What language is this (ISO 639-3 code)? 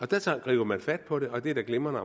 dan